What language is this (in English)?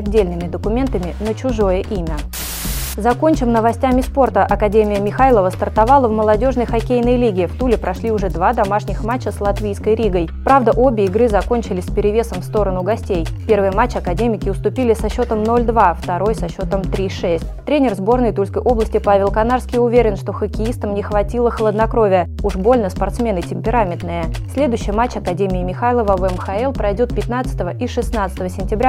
Russian